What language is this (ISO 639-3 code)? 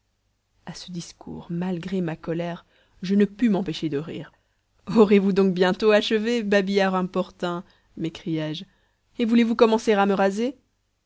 fra